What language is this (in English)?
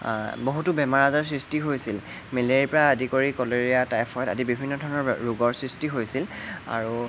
Assamese